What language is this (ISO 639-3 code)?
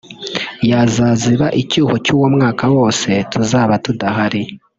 kin